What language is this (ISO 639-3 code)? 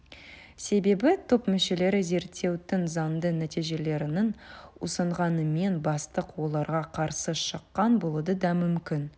kaz